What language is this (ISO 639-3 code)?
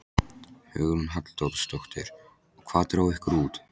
isl